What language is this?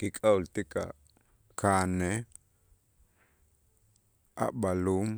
Itzá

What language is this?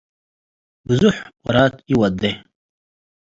Tigre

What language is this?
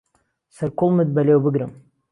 Central Kurdish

